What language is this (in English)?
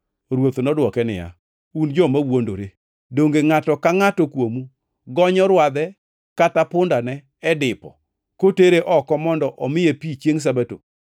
Luo (Kenya and Tanzania)